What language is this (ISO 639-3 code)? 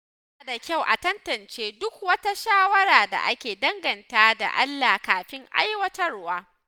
hau